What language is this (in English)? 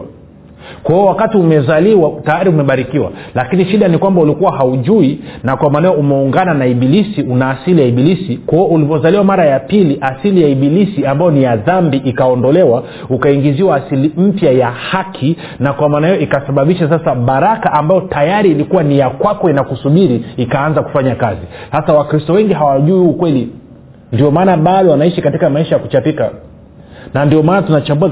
Swahili